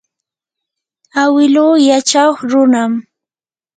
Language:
Yanahuanca Pasco Quechua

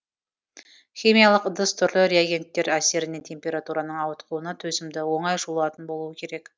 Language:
Kazakh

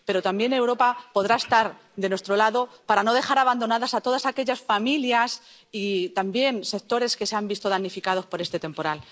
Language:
Spanish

